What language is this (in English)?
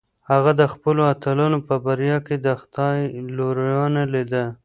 Pashto